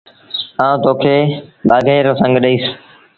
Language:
Sindhi Bhil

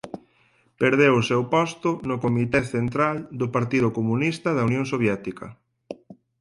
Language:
Galician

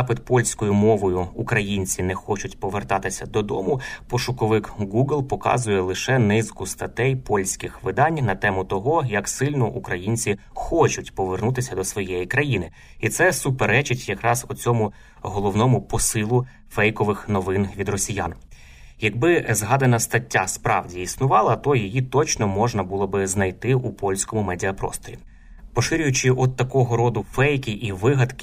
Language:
Ukrainian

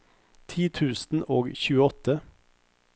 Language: Norwegian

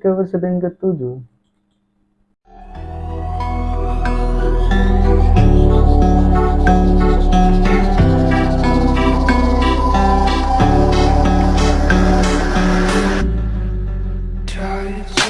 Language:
Indonesian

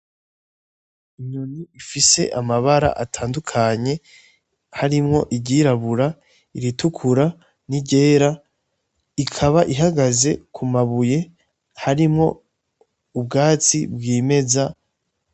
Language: Rundi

